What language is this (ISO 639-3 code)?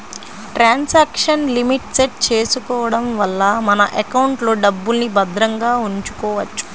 tel